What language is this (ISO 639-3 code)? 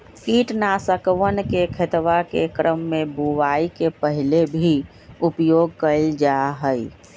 mag